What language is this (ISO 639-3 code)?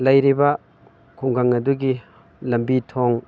mni